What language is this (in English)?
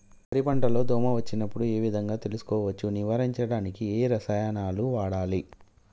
Telugu